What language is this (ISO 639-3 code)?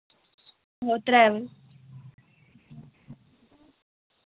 doi